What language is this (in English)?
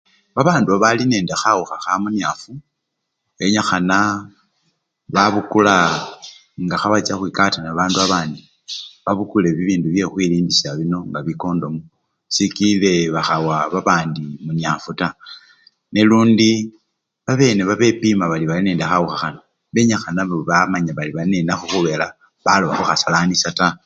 Luyia